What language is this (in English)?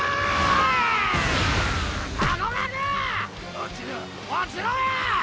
Japanese